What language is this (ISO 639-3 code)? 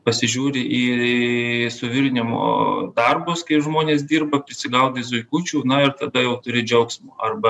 lit